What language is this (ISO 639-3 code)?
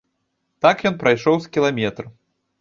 bel